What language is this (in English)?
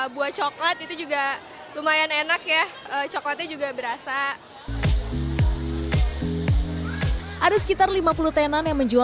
Indonesian